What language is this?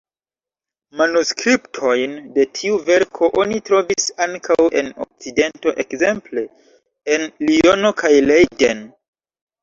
Esperanto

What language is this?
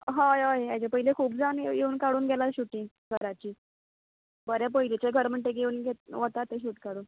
Konkani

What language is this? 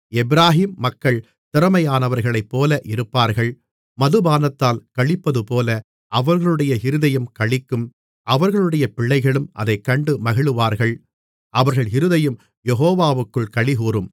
Tamil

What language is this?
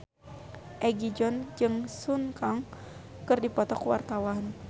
Sundanese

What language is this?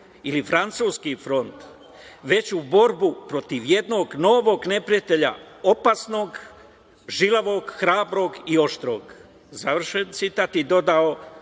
Serbian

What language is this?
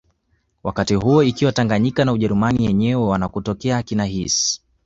Swahili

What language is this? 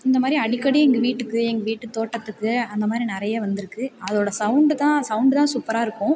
Tamil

